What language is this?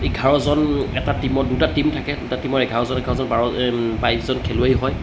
Assamese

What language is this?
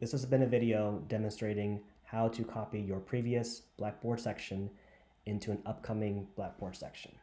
English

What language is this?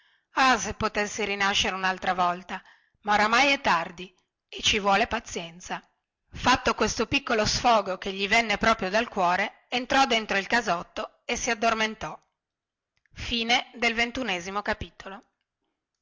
Italian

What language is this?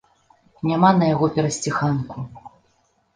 Belarusian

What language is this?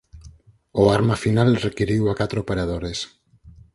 Galician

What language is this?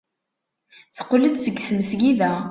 Kabyle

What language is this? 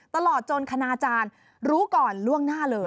Thai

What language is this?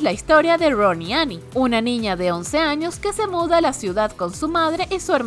Spanish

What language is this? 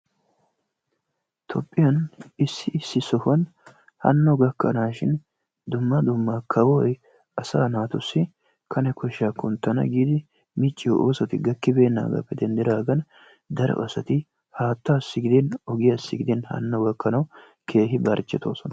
Wolaytta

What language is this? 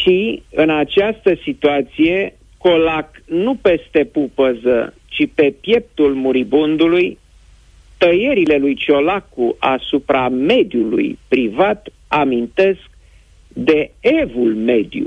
Romanian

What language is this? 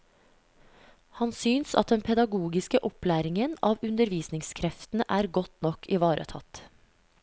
Norwegian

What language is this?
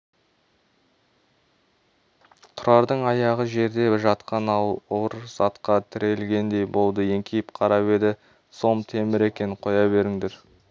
Kazakh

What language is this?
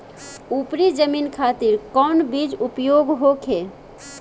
Bhojpuri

